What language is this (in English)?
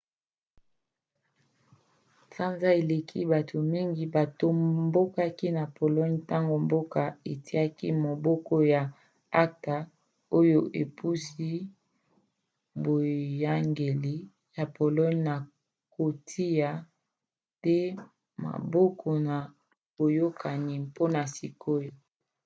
Lingala